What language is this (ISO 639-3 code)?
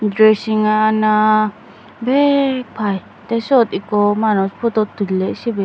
ccp